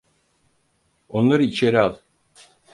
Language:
Turkish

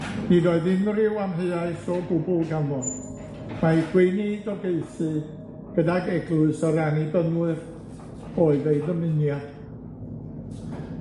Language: Welsh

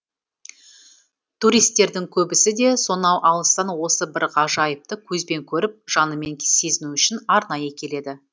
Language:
Kazakh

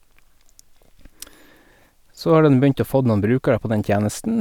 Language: Norwegian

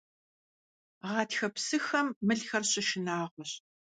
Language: Kabardian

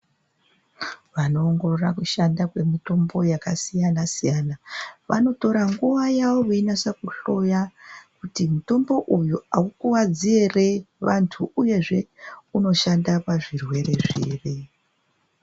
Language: Ndau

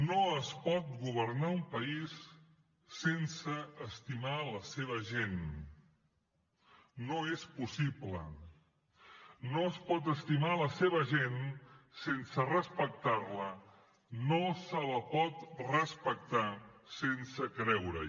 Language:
Catalan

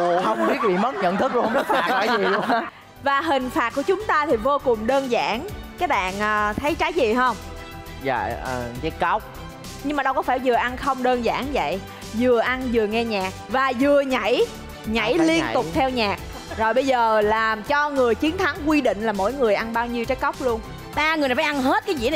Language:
Vietnamese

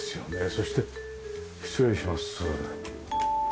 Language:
Japanese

